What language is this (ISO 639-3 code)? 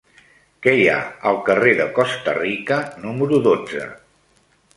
cat